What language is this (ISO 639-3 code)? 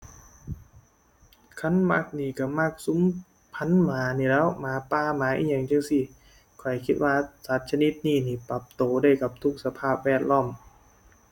tha